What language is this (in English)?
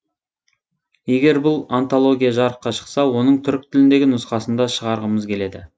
Kazakh